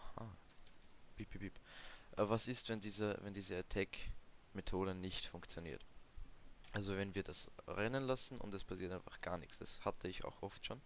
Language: German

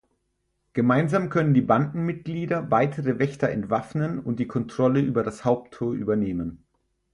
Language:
German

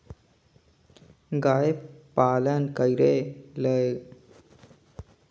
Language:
Chhattisgarhi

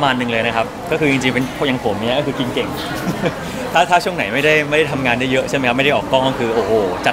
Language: Thai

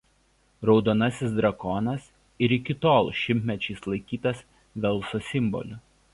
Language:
Lithuanian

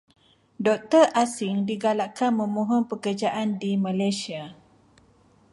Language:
Malay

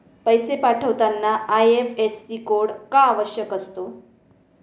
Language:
Marathi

